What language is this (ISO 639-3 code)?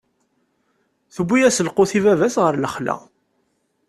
kab